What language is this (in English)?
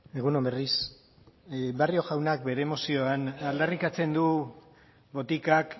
Basque